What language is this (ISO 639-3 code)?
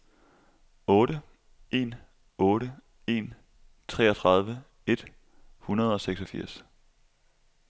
dan